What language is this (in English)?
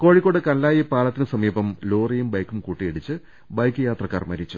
Malayalam